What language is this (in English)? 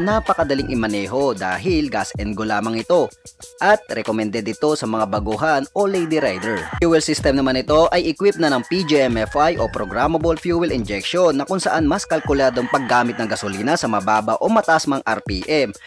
Filipino